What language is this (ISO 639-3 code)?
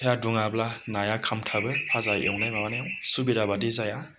brx